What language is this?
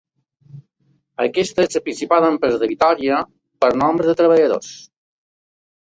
Catalan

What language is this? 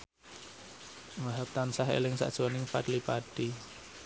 Javanese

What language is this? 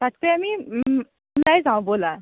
Assamese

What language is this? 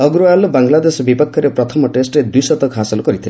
Odia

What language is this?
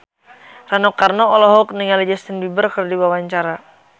Sundanese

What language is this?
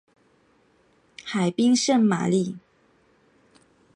Chinese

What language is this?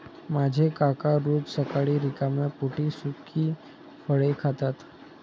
Marathi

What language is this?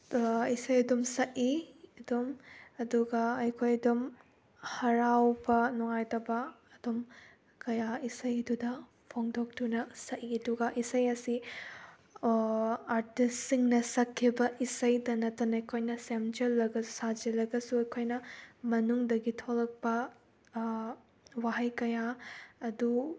Manipuri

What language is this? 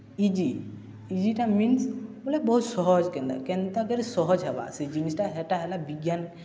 Odia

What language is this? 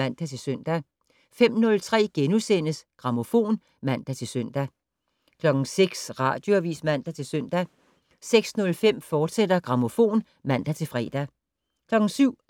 Danish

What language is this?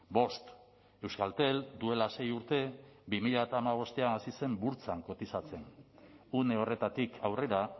Basque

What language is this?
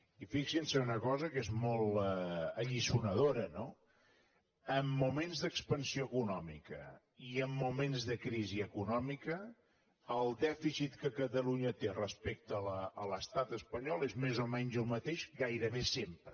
Catalan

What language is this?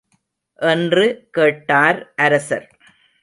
Tamil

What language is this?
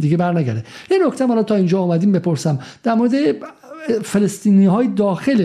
Persian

